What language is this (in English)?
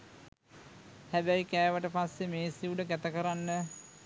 Sinhala